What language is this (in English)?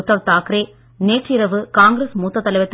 Tamil